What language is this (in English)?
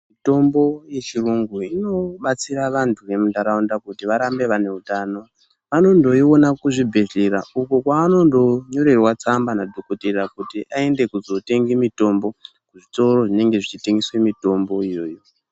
Ndau